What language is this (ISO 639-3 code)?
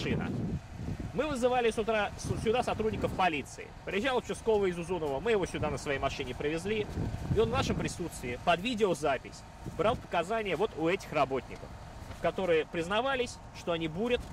rus